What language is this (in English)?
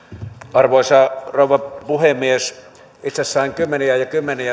Finnish